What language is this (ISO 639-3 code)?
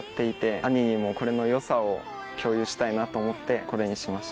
jpn